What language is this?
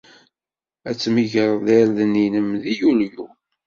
Kabyle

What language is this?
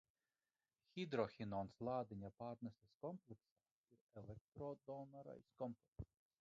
Latvian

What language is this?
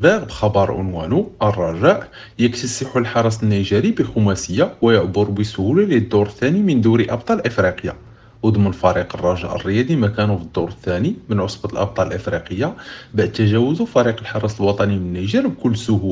Arabic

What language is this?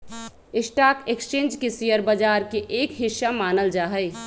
Magahi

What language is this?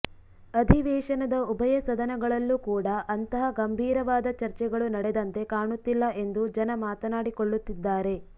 Kannada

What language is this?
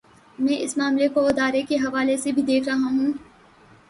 Urdu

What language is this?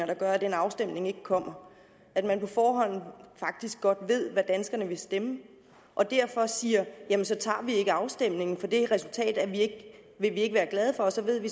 Danish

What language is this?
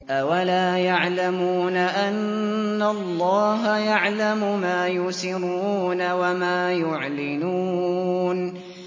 Arabic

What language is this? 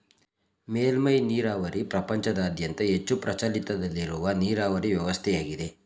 Kannada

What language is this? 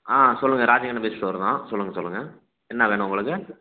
Tamil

